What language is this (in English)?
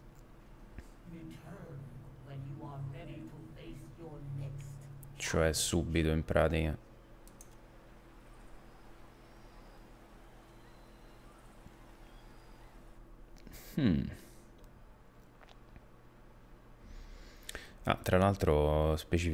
Italian